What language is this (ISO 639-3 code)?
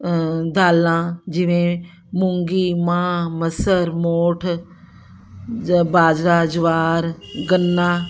pan